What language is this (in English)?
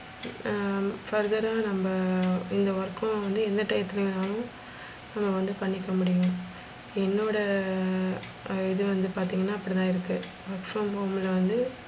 Tamil